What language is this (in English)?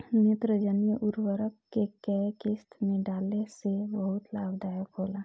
Bhojpuri